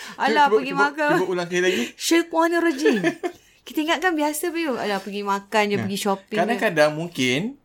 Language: Malay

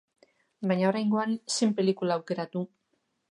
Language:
Basque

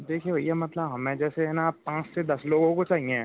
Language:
Hindi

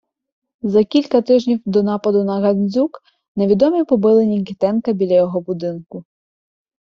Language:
Ukrainian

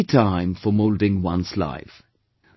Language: English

